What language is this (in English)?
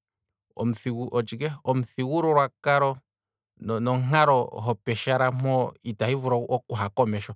Kwambi